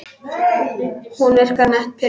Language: Icelandic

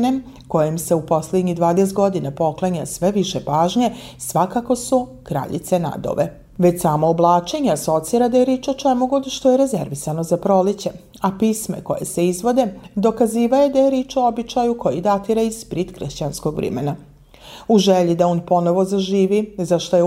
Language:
Croatian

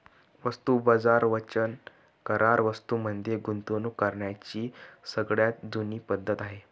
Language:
Marathi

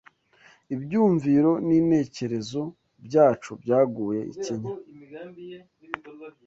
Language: Kinyarwanda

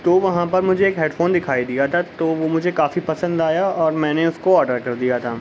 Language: Urdu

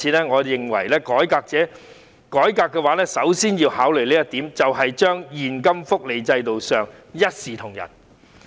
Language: Cantonese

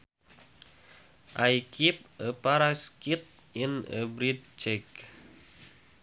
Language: Sundanese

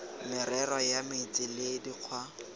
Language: Tswana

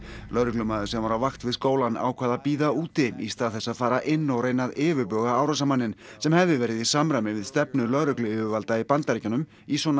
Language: Icelandic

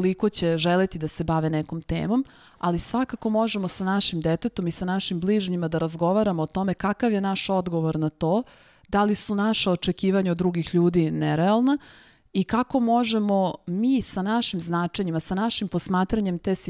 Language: Slovak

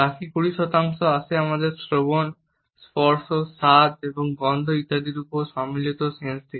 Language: Bangla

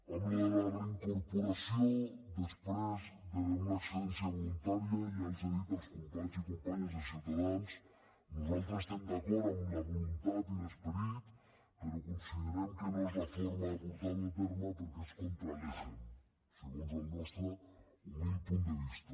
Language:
Catalan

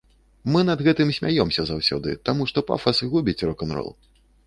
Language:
Belarusian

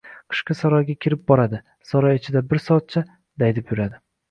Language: Uzbek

